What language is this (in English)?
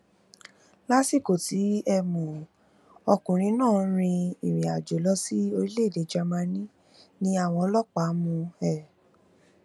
Yoruba